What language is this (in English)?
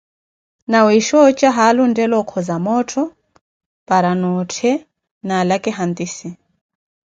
Koti